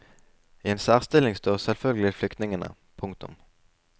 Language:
Norwegian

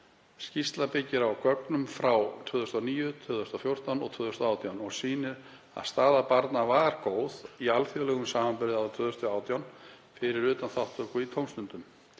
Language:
Icelandic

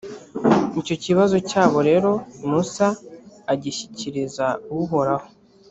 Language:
Kinyarwanda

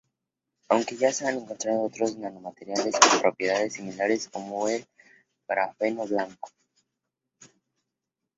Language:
Spanish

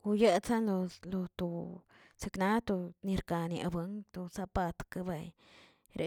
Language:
Tilquiapan Zapotec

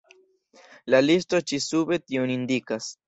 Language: Esperanto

